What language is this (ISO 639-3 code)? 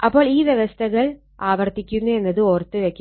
mal